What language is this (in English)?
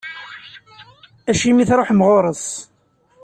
Kabyle